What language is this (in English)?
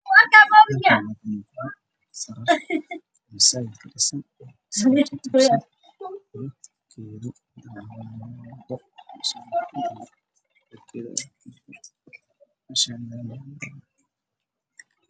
Somali